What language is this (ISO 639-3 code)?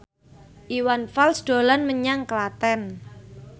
jav